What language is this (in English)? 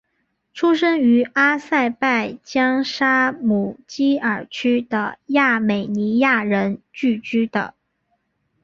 Chinese